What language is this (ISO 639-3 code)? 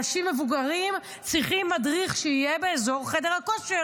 heb